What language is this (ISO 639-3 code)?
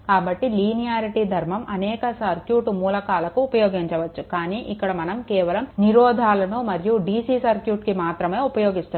tel